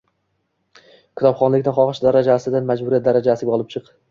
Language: Uzbek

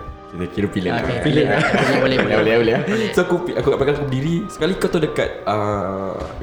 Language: Malay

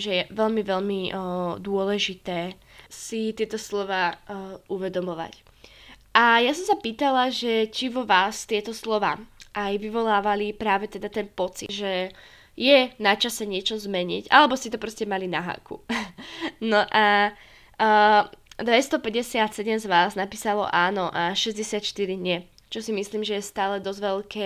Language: Slovak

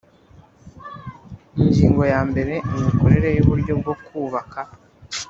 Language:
Kinyarwanda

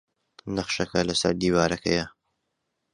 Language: Central Kurdish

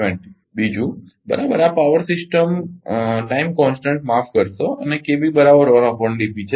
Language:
Gujarati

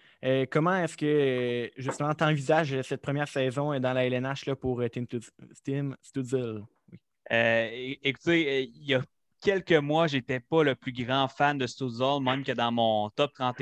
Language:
French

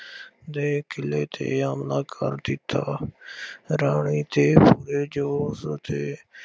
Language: Punjabi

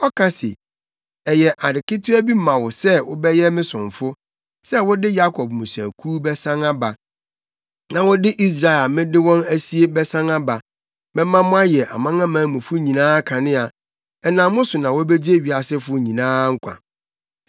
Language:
Akan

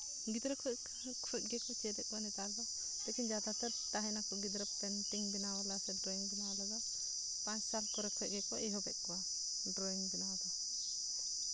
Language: Santali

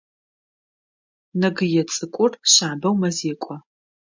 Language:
Adyghe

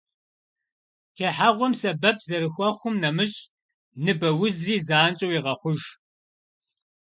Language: Kabardian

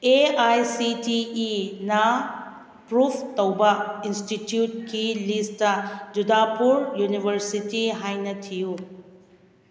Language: Manipuri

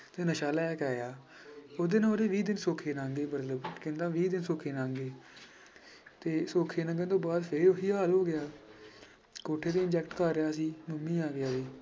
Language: Punjabi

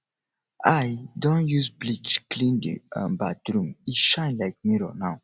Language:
Nigerian Pidgin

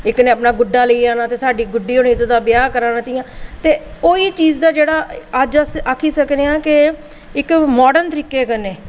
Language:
Dogri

